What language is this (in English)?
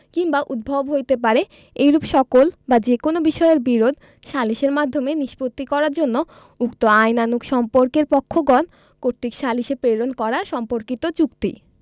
Bangla